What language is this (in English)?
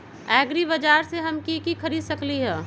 Magahi